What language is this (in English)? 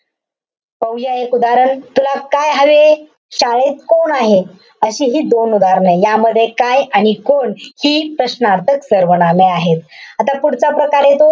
Marathi